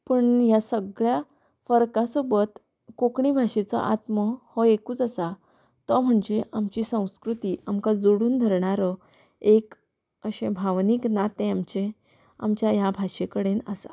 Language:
Konkani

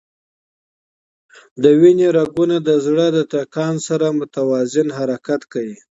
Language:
Pashto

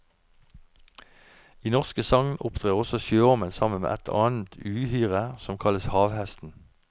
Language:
Norwegian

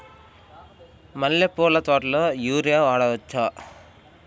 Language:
Telugu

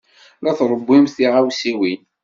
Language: Kabyle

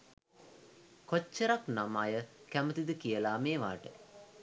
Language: Sinhala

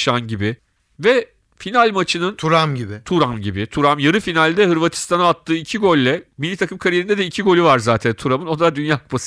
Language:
Turkish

